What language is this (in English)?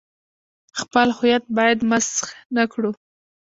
Pashto